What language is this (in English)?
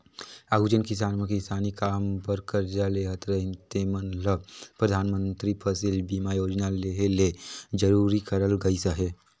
Chhattisgarhi